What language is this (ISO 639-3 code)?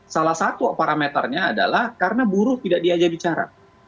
ind